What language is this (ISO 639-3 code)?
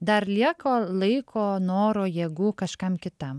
lit